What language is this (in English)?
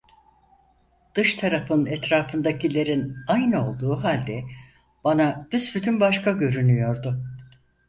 Turkish